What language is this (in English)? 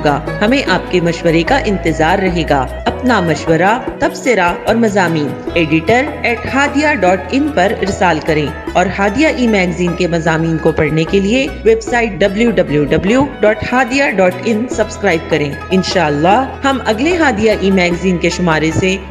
Urdu